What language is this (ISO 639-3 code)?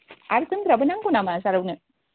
brx